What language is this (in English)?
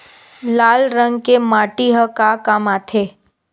Chhattisgarhi